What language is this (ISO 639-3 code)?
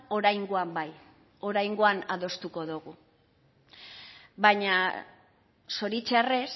eus